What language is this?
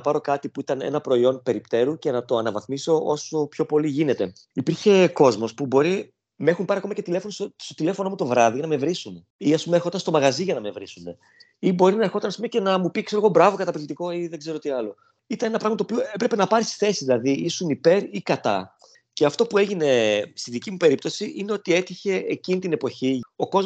Greek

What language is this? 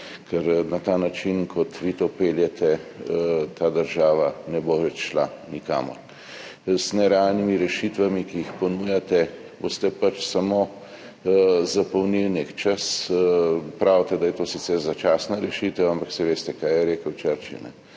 Slovenian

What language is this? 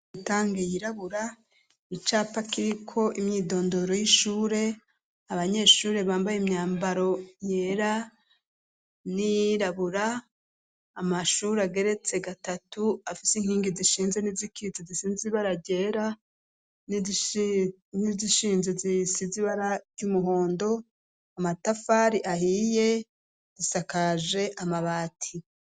Rundi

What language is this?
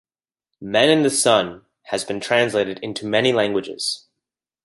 English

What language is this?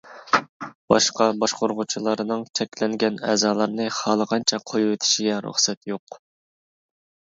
Uyghur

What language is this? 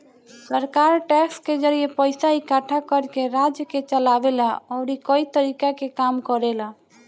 Bhojpuri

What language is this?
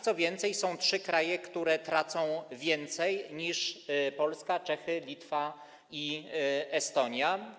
Polish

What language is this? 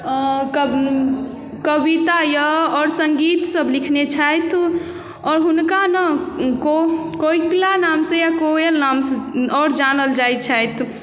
Maithili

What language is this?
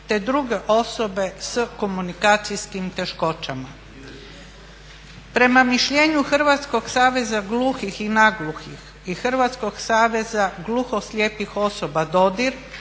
Croatian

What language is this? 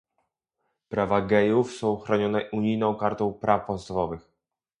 Polish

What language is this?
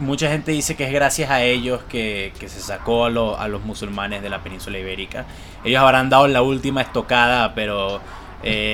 Spanish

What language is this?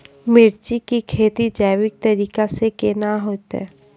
Maithili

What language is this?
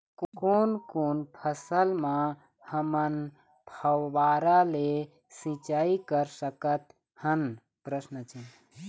Chhattisgarhi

